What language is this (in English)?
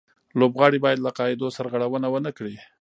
Pashto